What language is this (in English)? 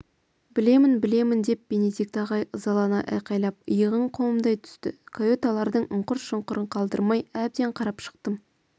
Kazakh